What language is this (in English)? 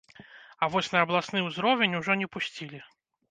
Belarusian